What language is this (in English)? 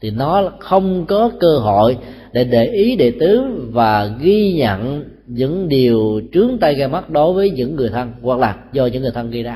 Vietnamese